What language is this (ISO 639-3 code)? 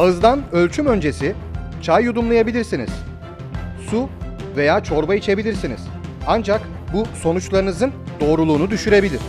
tur